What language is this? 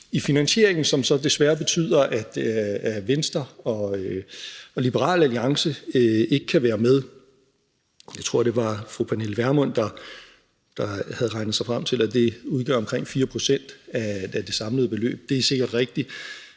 Danish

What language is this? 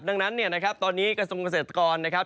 Thai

